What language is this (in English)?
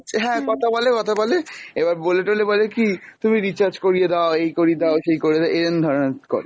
Bangla